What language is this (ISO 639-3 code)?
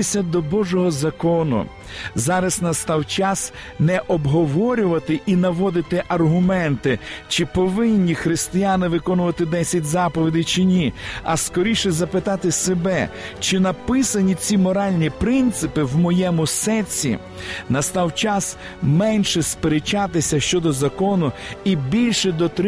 ukr